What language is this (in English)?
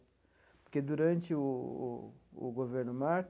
Portuguese